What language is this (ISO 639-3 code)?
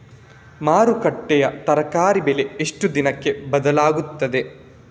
kan